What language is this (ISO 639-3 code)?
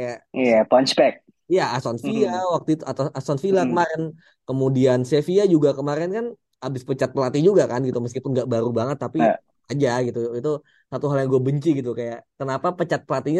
ind